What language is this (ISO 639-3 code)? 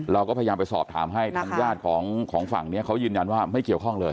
tha